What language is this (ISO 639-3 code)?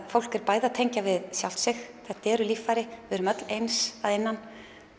isl